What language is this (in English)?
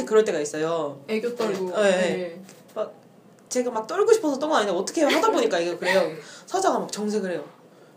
Korean